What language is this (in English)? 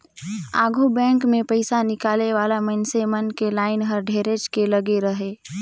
Chhattisgarhi